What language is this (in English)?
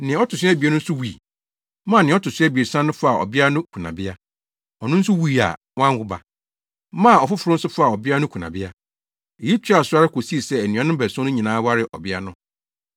Akan